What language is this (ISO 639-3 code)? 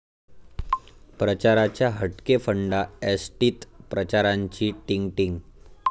mar